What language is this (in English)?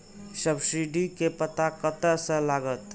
Maithili